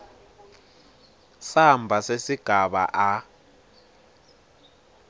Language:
Swati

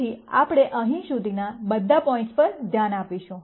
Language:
Gujarati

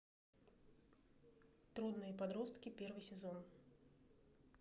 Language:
Russian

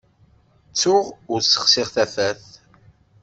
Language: Kabyle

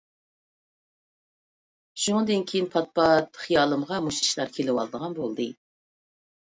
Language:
Uyghur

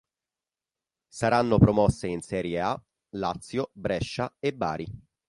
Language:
Italian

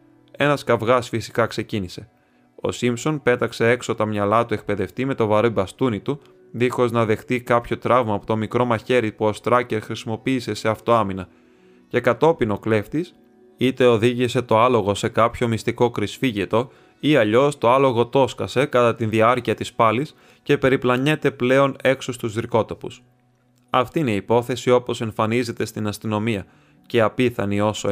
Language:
Greek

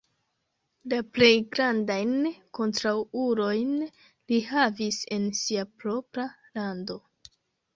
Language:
Esperanto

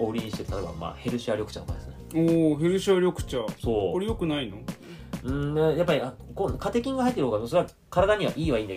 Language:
Japanese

